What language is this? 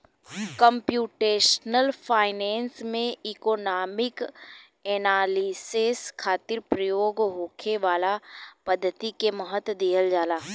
Bhojpuri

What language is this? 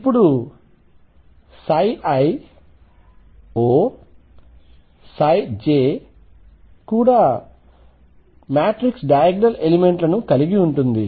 Telugu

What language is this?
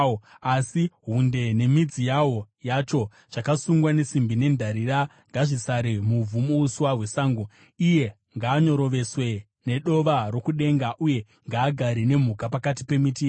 Shona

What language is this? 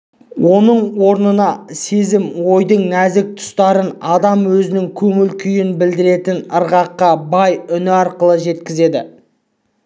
Kazakh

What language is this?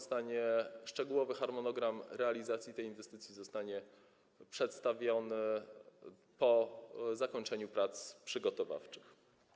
Polish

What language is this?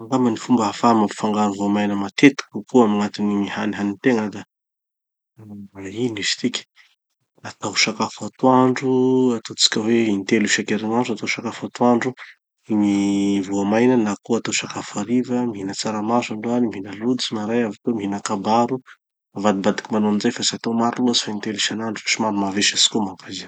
Tanosy Malagasy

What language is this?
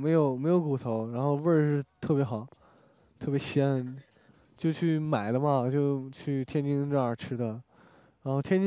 Chinese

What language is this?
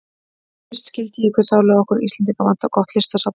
Icelandic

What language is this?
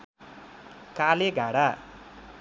Nepali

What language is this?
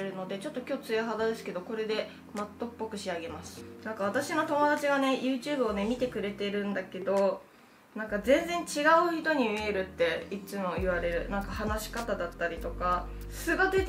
Japanese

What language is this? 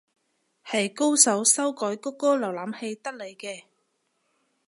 Cantonese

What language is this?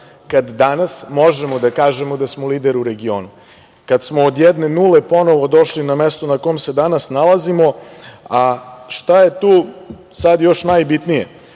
Serbian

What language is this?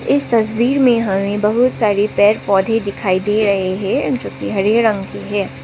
Hindi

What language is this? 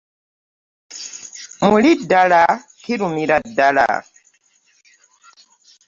Ganda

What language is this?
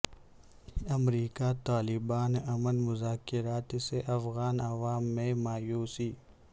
Urdu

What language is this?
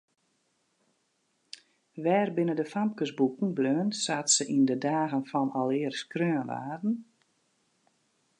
Western Frisian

